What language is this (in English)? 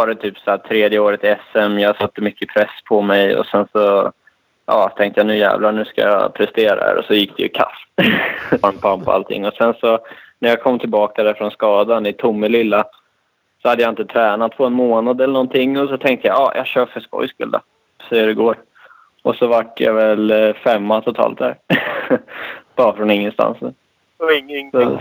Swedish